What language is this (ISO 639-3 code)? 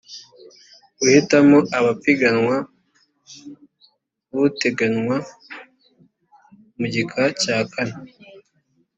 kin